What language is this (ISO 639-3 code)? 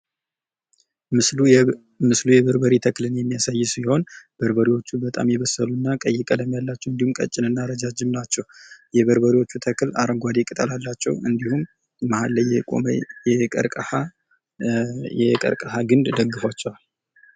amh